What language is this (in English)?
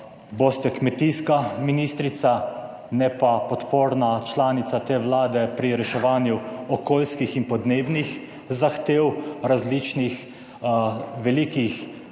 Slovenian